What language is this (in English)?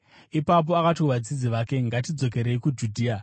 Shona